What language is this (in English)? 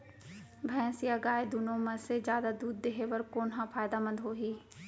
Chhattisgarhi